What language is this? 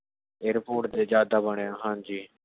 Punjabi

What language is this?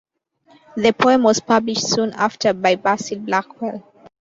English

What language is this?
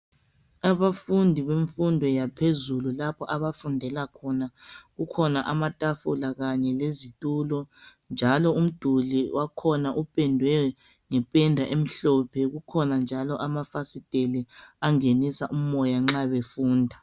North Ndebele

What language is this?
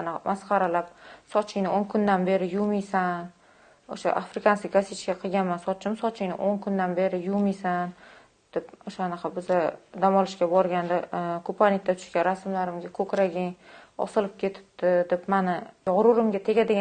Uzbek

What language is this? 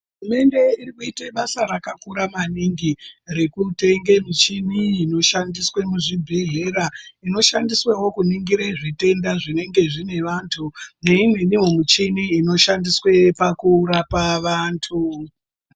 Ndau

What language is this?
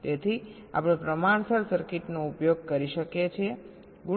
Gujarati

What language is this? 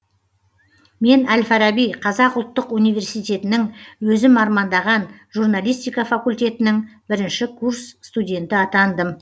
Kazakh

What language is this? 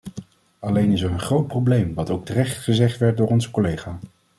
Dutch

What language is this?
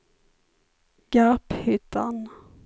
Swedish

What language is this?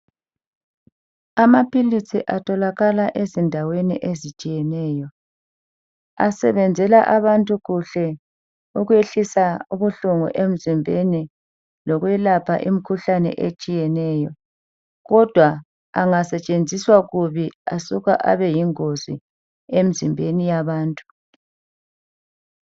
North Ndebele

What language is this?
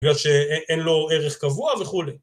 Hebrew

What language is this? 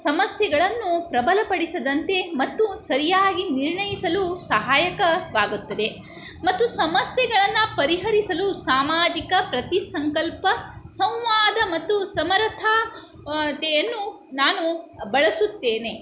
Kannada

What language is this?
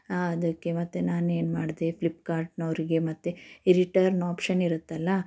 Kannada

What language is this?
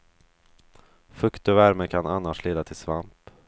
Swedish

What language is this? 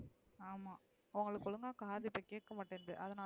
Tamil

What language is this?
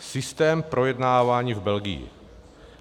Czech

